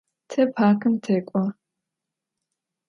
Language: Adyghe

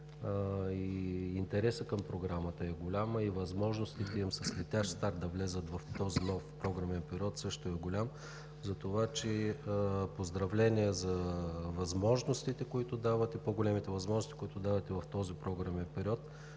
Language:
Bulgarian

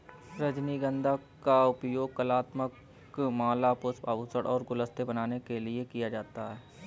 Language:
Hindi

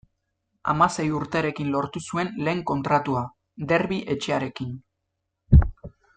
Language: Basque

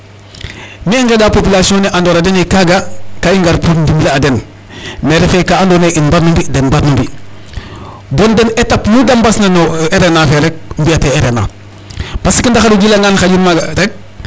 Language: Serer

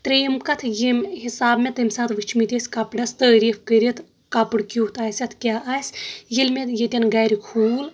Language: Kashmiri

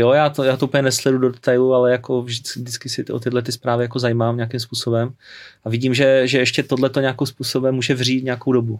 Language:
Czech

